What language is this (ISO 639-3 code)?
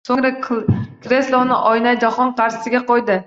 uzb